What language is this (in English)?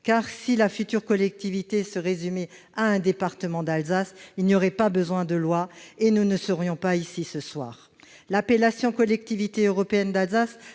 French